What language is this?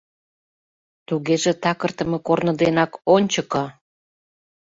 Mari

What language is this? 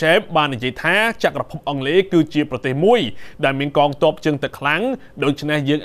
Thai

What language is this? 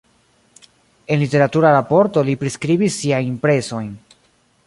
Esperanto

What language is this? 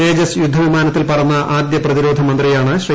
Malayalam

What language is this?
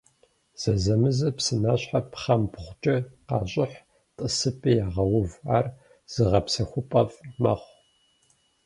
Kabardian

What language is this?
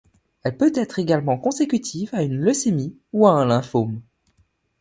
French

